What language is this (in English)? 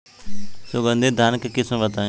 Bhojpuri